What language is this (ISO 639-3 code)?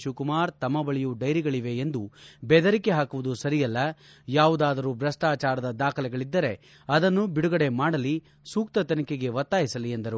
kan